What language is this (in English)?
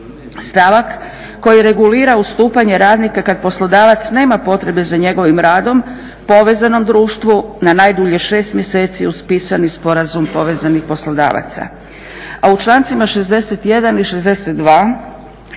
Croatian